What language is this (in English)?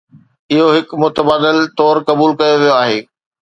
Sindhi